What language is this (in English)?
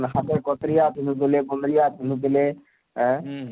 Odia